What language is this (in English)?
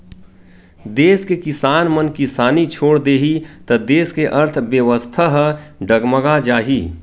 Chhattisgarhi